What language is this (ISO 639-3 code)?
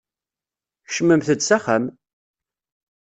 kab